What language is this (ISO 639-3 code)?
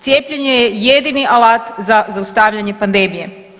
hrv